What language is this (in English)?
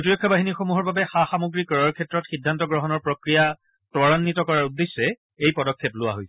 Assamese